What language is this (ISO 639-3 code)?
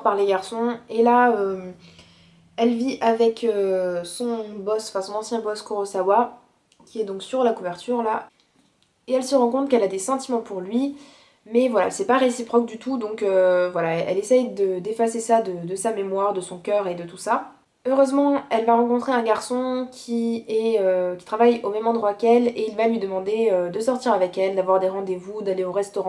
fra